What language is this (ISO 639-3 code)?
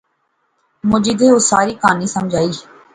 phr